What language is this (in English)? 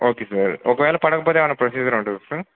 Telugu